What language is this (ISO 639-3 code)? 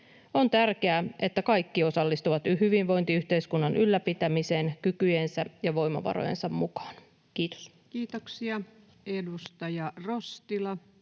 fin